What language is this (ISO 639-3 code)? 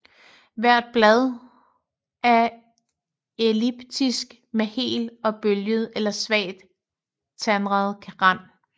dan